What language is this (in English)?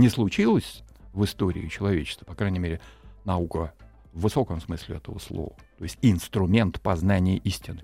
Russian